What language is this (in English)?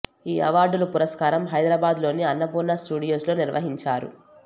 Telugu